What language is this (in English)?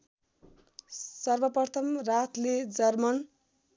Nepali